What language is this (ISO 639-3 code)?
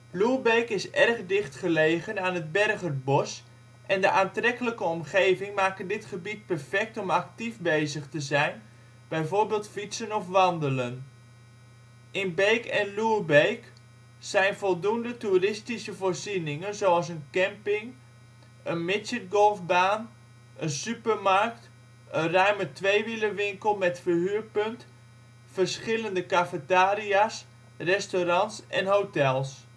nld